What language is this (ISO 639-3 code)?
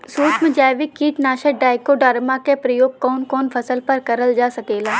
bho